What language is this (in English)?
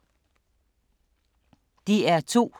Danish